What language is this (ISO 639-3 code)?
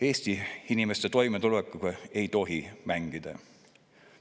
est